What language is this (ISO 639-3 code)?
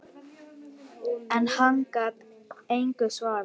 isl